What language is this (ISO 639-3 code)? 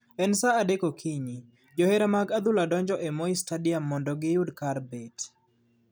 luo